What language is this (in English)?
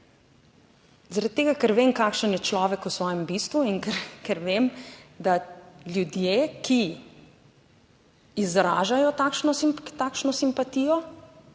Slovenian